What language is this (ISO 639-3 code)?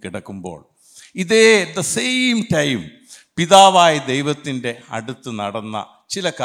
mal